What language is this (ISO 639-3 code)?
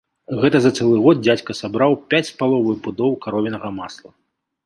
bel